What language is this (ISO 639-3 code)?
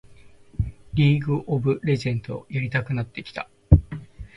jpn